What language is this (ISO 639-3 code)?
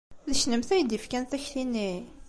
kab